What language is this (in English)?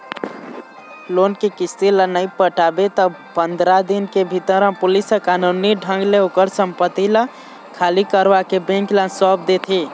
Chhattisgarhi